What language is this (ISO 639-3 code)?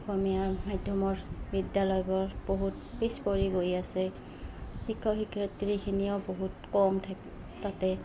asm